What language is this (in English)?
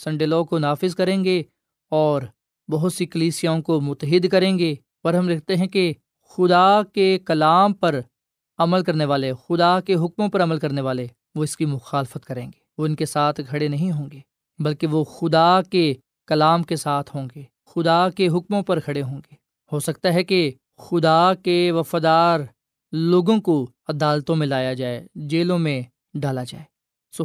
Urdu